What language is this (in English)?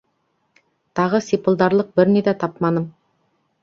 Bashkir